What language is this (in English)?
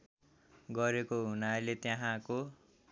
Nepali